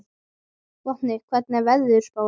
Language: Icelandic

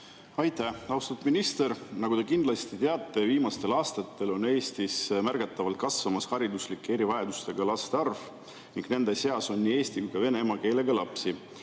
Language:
Estonian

